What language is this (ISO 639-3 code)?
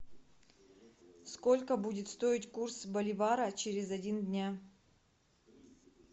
rus